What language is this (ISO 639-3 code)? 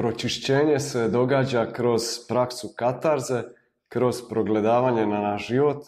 hrv